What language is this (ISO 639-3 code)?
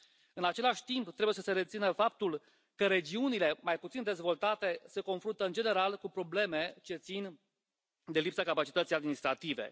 ron